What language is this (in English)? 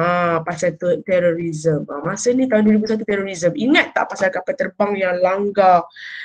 Malay